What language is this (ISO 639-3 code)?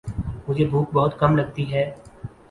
urd